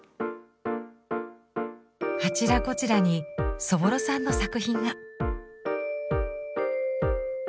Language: Japanese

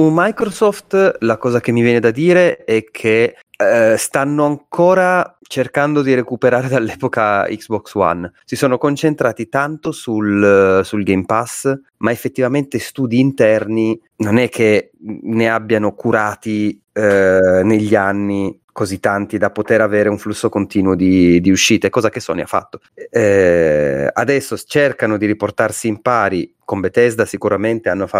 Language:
Italian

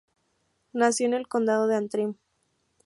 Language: Spanish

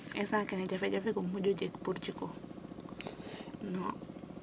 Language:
Serer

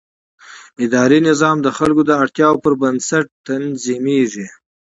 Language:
Pashto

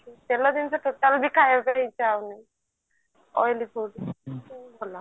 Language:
Odia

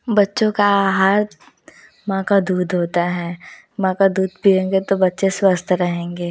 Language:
Hindi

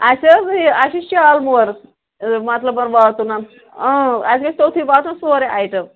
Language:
Kashmiri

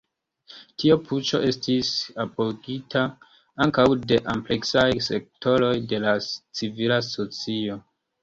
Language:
Esperanto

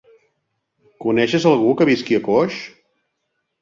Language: Catalan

